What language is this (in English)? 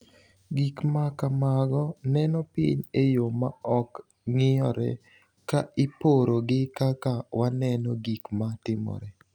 Luo (Kenya and Tanzania)